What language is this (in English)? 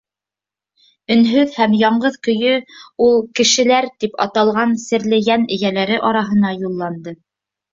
Bashkir